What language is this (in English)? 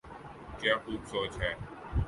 Urdu